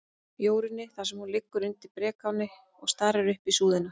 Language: Icelandic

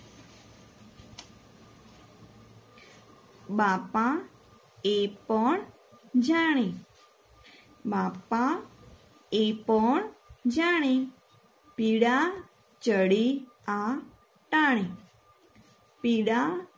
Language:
Gujarati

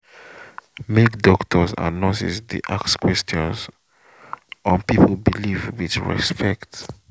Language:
Nigerian Pidgin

